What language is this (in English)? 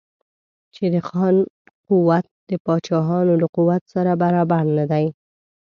Pashto